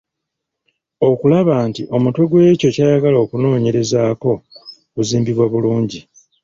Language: Ganda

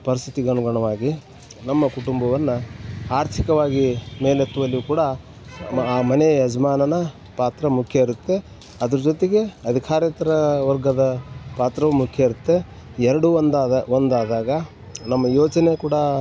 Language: Kannada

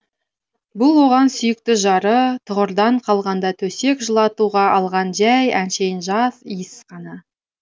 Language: Kazakh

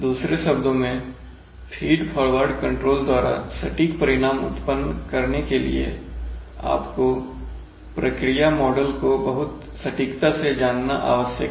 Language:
Hindi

